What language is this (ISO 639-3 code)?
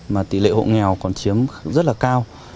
vie